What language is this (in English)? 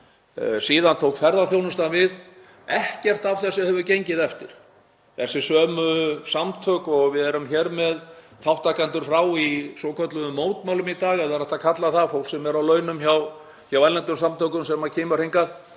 Icelandic